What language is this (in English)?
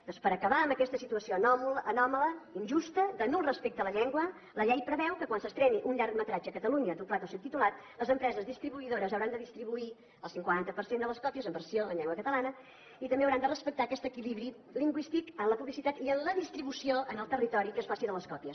Catalan